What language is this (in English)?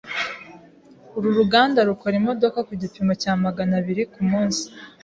Kinyarwanda